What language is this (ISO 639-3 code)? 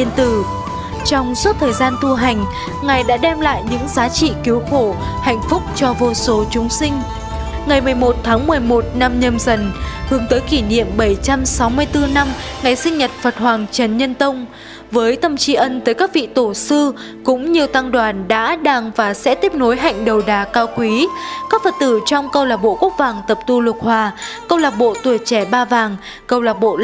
vie